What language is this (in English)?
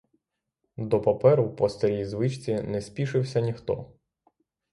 Ukrainian